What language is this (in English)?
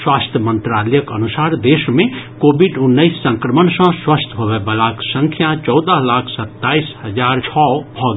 Maithili